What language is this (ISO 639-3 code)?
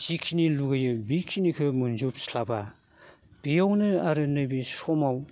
brx